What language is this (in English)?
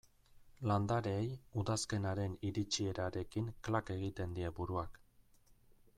Basque